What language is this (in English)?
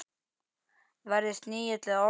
Icelandic